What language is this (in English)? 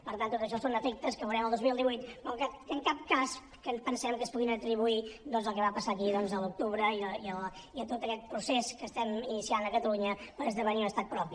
Catalan